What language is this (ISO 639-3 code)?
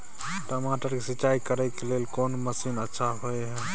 mai